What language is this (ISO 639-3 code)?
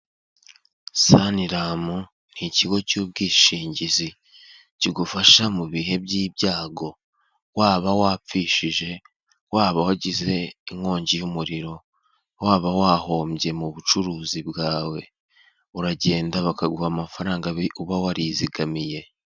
kin